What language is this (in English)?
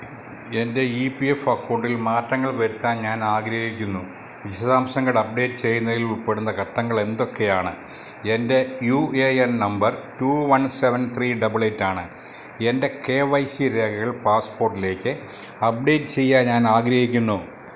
Malayalam